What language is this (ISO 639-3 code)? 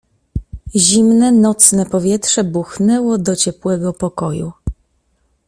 pol